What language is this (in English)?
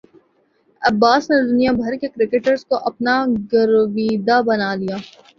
Urdu